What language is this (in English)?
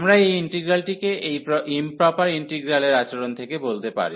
Bangla